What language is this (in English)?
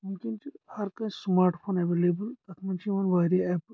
Kashmiri